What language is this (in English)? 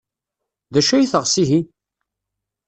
Kabyle